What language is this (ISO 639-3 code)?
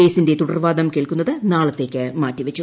mal